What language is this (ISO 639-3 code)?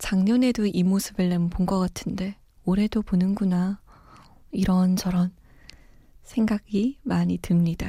kor